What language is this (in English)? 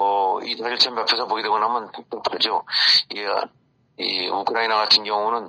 Korean